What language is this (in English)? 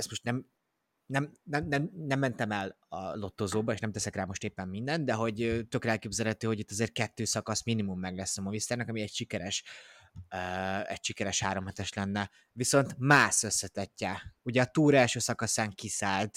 Hungarian